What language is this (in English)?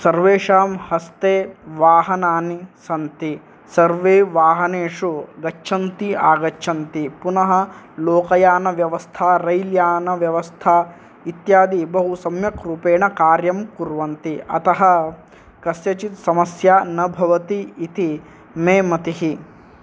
Sanskrit